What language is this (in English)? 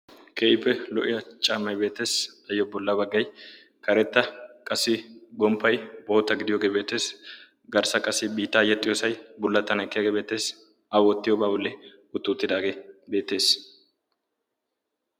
Wolaytta